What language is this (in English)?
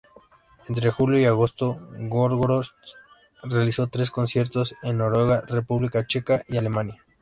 Spanish